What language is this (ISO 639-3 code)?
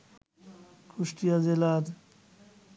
ben